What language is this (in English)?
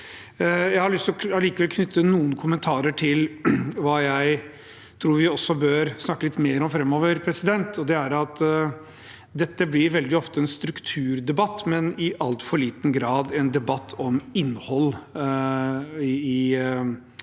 Norwegian